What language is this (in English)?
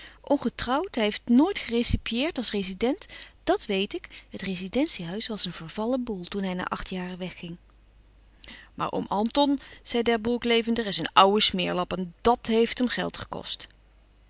Dutch